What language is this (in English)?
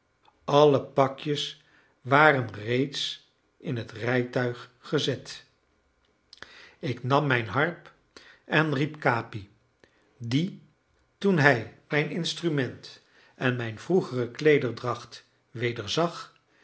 Dutch